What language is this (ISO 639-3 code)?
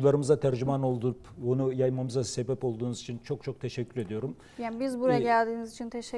tur